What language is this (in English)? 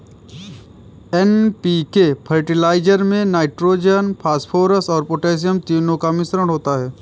Hindi